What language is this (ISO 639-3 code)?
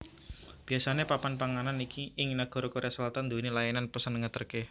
jav